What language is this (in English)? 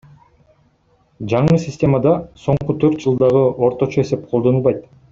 Kyrgyz